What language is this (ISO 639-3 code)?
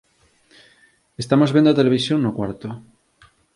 glg